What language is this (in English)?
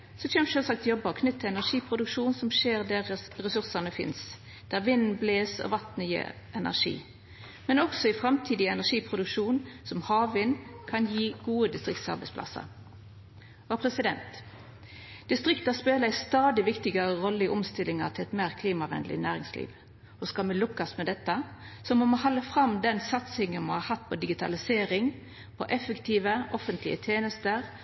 Norwegian Nynorsk